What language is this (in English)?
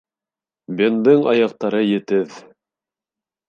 Bashkir